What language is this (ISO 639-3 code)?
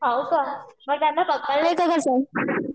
mar